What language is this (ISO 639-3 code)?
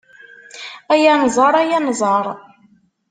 kab